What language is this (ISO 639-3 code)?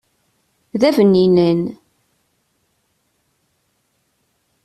kab